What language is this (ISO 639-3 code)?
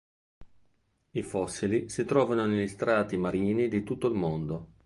ita